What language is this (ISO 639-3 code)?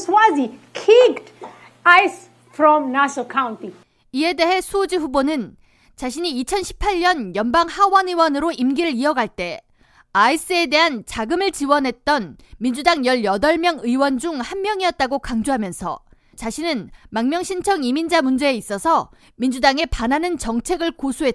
kor